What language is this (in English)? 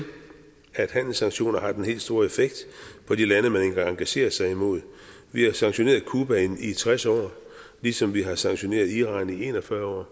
Danish